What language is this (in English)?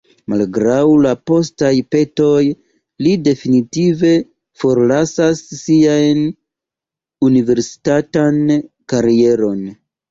Esperanto